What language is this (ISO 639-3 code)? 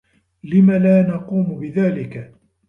ara